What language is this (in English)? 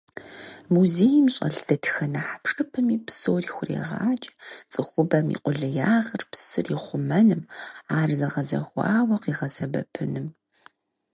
Kabardian